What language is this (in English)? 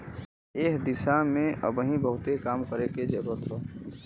Bhojpuri